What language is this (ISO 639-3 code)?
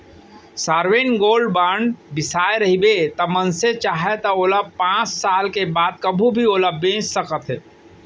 hne